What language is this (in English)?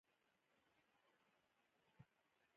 Pashto